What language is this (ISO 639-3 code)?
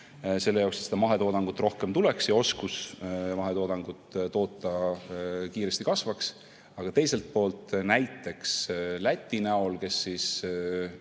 est